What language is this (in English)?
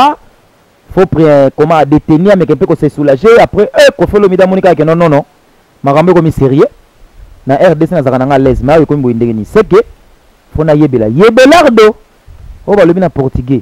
French